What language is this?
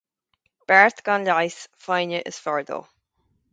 Irish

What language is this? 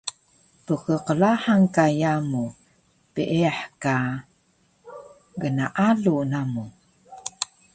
Taroko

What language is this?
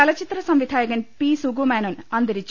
Malayalam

